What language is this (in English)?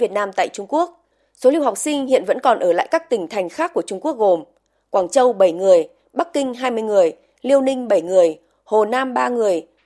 Vietnamese